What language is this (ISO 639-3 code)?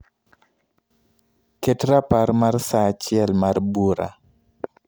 luo